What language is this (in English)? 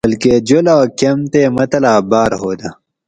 Gawri